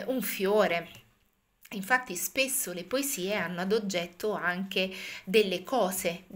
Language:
Italian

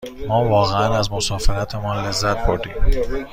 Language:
Persian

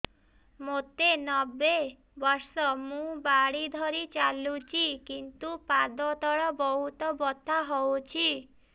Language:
Odia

